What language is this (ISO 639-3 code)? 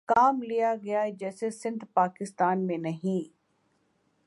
urd